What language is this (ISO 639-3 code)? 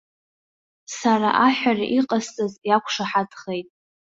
abk